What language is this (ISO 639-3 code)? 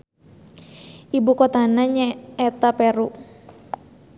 sun